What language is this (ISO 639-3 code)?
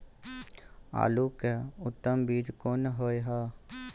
mai